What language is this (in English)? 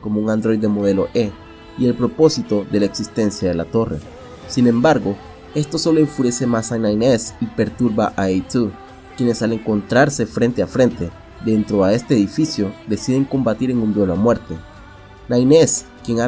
Spanish